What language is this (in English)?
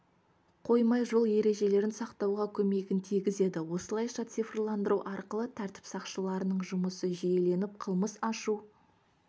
Kazakh